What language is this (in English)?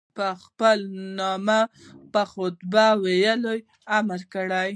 Pashto